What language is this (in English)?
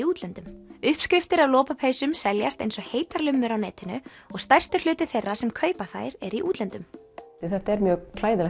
Icelandic